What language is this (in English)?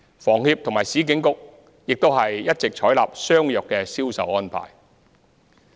Cantonese